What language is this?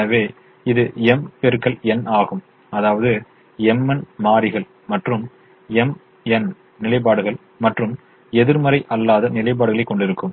Tamil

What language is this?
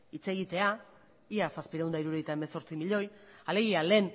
Basque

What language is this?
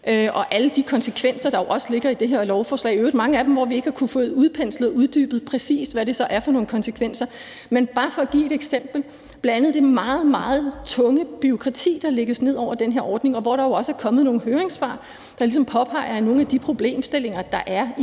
Danish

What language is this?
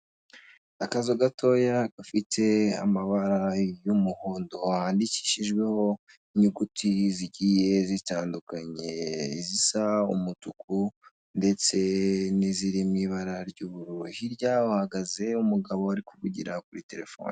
Kinyarwanda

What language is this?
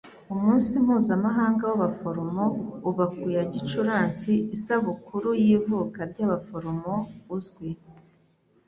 Kinyarwanda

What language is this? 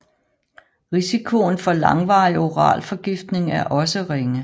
Danish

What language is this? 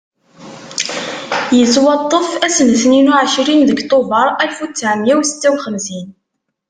Kabyle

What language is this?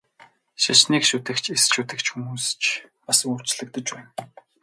Mongolian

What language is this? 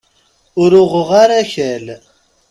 Kabyle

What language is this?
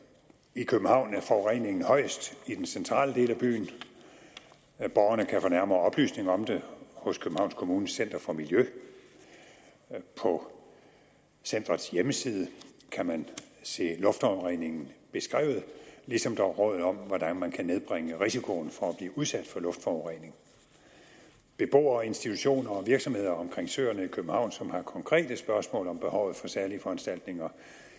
Danish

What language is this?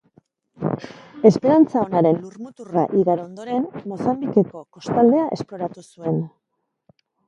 Basque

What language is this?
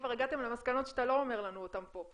Hebrew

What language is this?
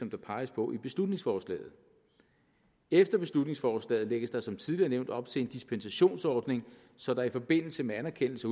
Danish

